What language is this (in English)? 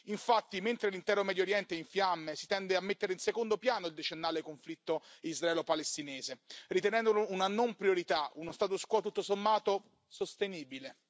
Italian